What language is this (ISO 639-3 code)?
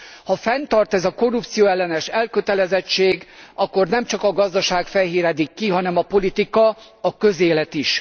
hun